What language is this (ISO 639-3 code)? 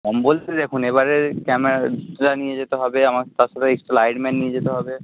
ben